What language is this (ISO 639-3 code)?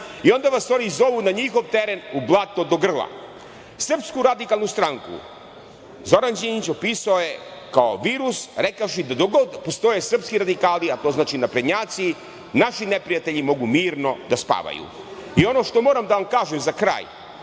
srp